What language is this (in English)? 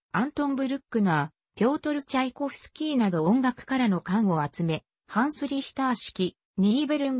Japanese